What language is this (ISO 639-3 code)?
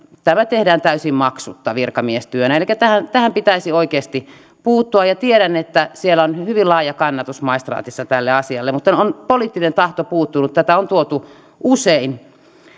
fin